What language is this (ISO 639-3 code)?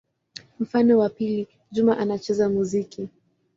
swa